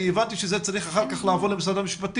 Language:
Hebrew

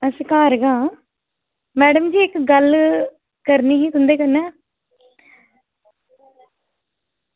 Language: Dogri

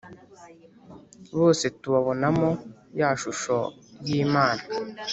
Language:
Kinyarwanda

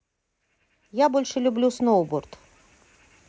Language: Russian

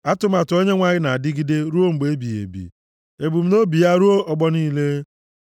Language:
Igbo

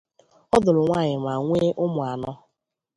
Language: Igbo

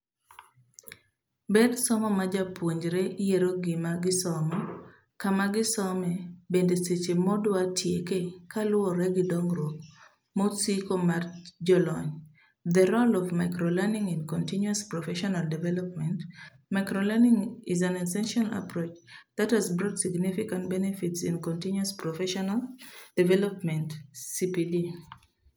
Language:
Luo (Kenya and Tanzania)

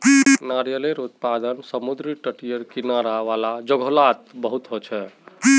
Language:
Magahi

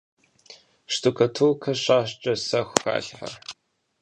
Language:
Kabardian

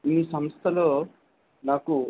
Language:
Telugu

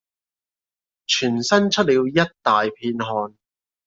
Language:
Cantonese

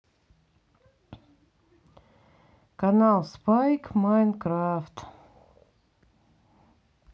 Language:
Russian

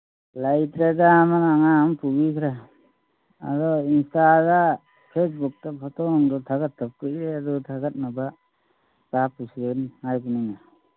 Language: Manipuri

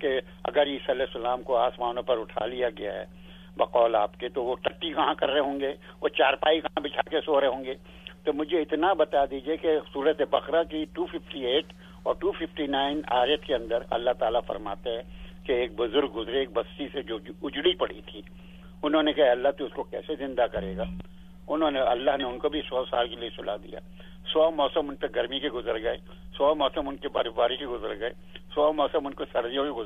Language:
Urdu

